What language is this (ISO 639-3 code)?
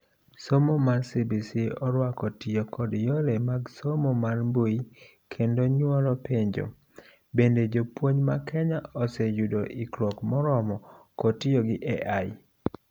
luo